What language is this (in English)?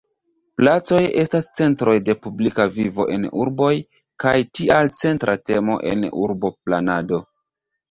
Esperanto